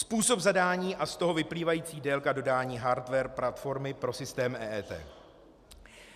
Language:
Czech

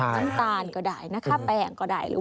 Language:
Thai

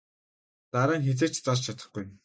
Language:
Mongolian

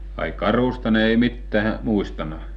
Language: Finnish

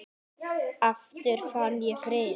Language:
Icelandic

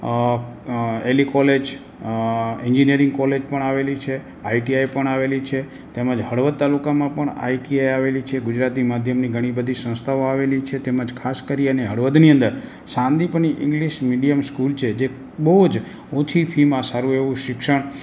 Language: Gujarati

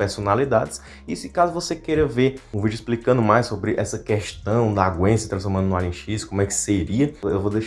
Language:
Portuguese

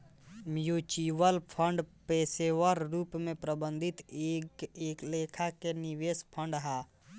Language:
Bhojpuri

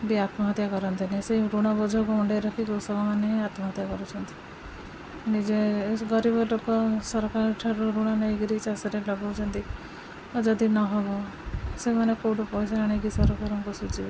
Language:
Odia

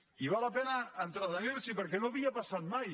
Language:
Catalan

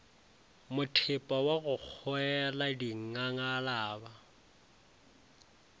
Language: Northern Sotho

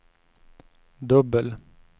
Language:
Swedish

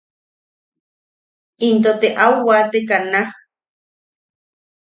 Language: Yaqui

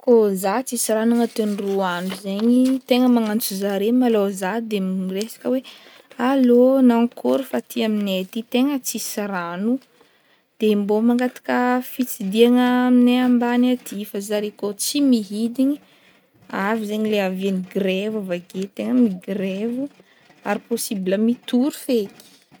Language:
Northern Betsimisaraka Malagasy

